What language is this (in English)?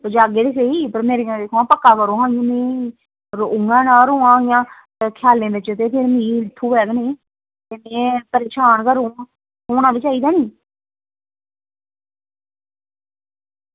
Dogri